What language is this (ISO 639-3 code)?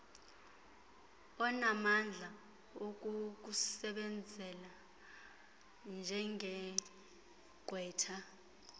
xho